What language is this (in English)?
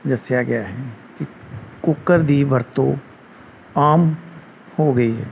Punjabi